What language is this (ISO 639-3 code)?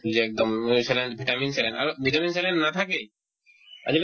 asm